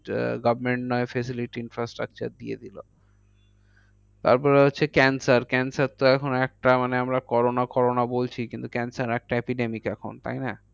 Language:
Bangla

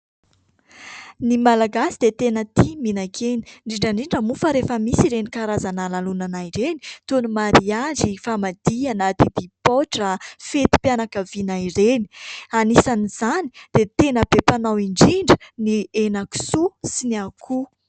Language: Malagasy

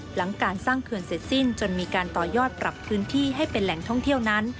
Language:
Thai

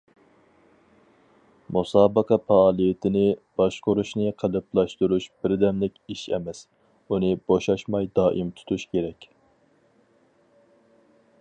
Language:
Uyghur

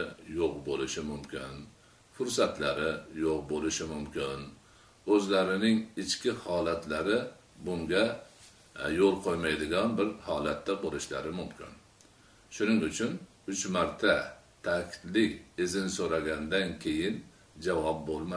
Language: Turkish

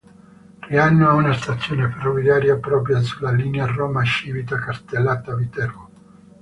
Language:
Italian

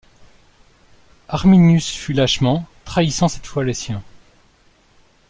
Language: French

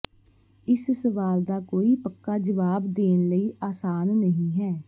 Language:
Punjabi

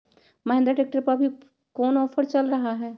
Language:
Magahi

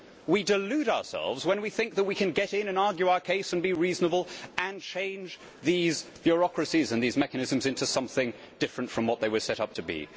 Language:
English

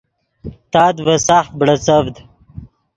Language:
Yidgha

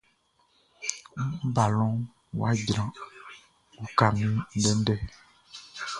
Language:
Baoulé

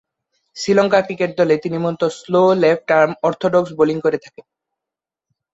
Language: Bangla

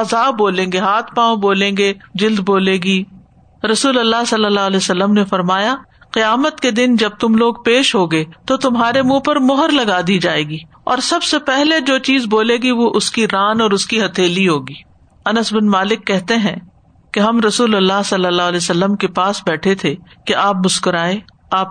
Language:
Urdu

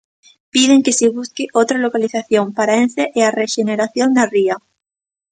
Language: Galician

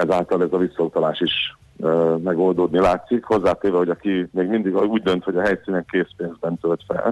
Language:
Hungarian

